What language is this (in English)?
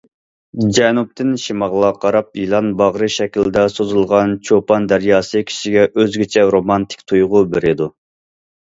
Uyghur